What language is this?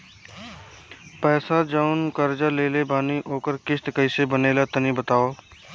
Bhojpuri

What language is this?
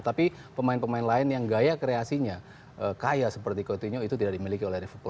Indonesian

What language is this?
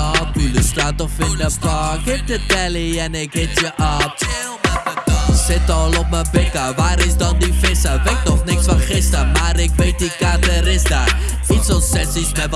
Dutch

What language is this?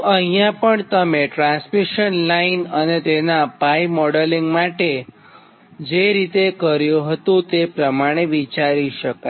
Gujarati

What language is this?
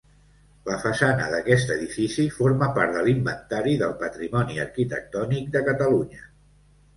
Catalan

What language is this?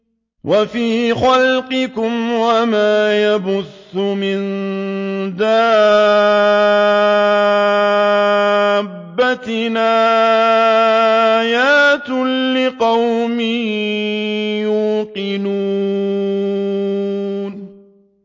Arabic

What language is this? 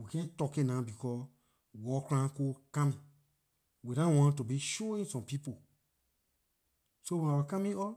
Liberian English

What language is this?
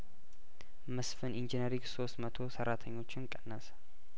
Amharic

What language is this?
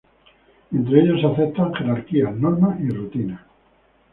Spanish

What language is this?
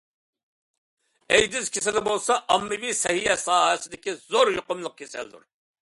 Uyghur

